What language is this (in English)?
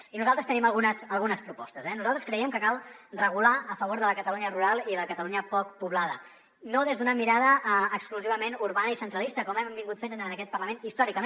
Catalan